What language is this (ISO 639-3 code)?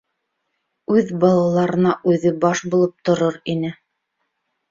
bak